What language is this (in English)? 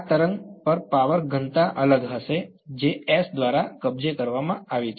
Gujarati